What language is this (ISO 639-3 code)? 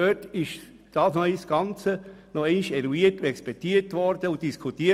gsw